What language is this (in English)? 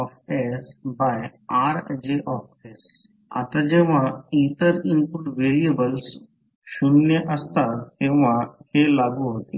Marathi